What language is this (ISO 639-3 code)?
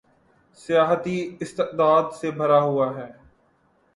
urd